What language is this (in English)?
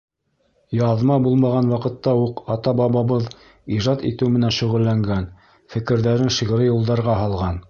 Bashkir